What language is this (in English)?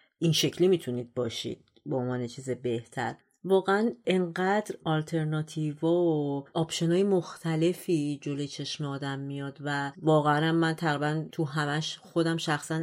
Persian